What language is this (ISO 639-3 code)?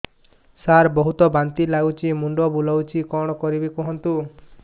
ori